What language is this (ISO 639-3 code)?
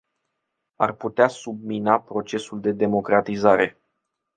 ron